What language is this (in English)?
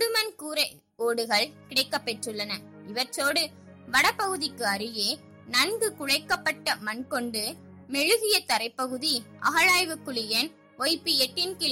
Tamil